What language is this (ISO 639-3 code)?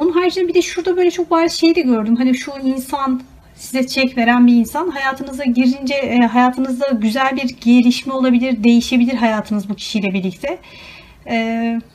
tur